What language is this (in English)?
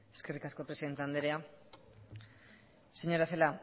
Basque